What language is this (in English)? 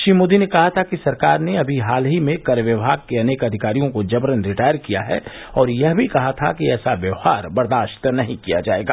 Hindi